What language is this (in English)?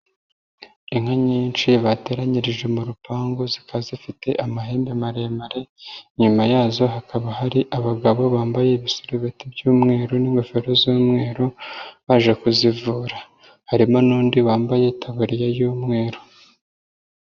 Kinyarwanda